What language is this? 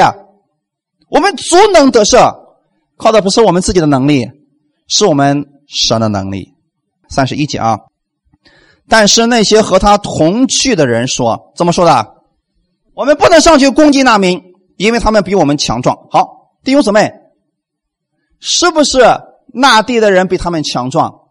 Chinese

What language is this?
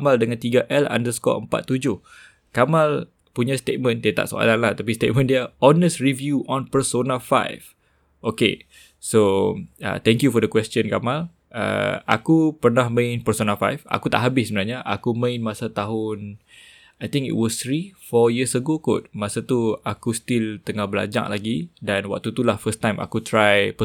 Malay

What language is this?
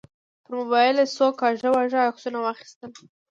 Pashto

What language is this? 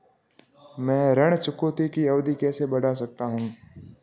Hindi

